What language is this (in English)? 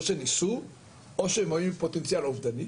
Hebrew